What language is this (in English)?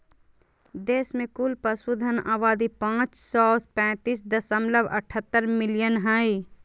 Magahi